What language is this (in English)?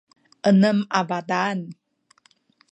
Sakizaya